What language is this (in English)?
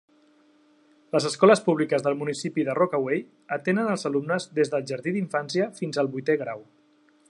Catalan